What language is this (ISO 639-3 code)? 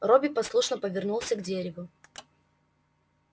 rus